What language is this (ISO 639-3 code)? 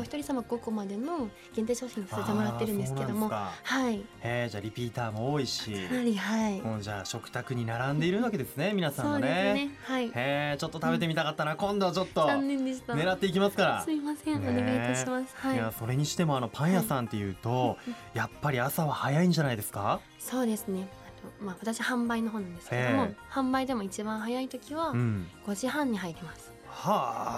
jpn